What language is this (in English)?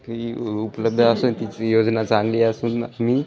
Marathi